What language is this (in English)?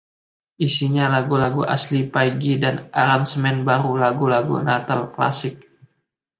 Indonesian